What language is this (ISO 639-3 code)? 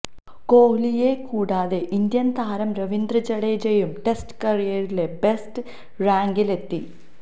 mal